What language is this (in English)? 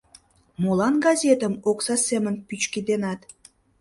Mari